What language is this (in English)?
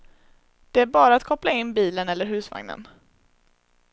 Swedish